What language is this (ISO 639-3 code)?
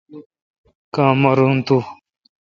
xka